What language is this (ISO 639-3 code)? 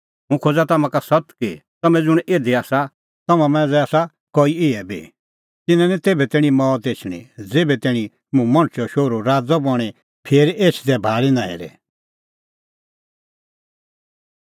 kfx